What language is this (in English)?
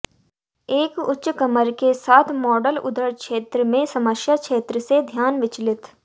Hindi